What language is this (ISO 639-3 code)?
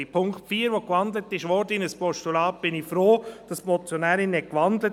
gsw